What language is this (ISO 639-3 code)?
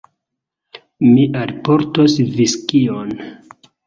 epo